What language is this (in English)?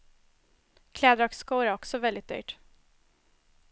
Swedish